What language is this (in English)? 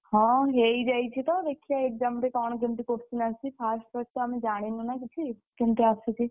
Odia